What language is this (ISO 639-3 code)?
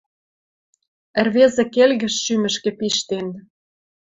mrj